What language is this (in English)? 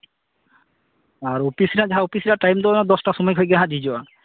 Santali